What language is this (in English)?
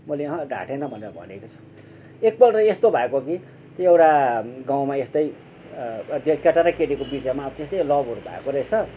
Nepali